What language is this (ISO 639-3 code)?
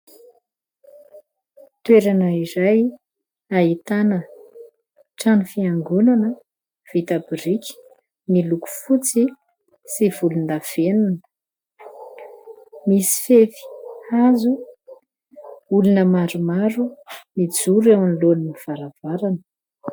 mlg